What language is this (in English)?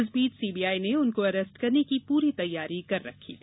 Hindi